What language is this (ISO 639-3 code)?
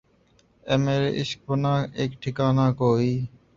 urd